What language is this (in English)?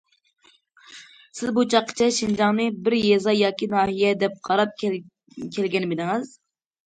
Uyghur